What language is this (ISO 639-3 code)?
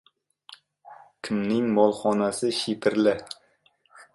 uzb